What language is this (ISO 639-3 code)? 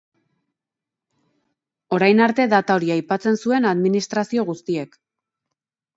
eus